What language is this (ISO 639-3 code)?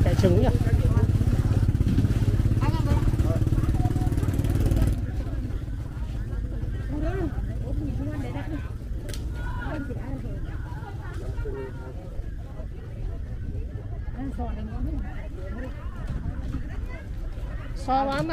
vie